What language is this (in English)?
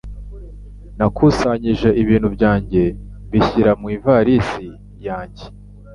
Kinyarwanda